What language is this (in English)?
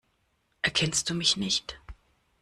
German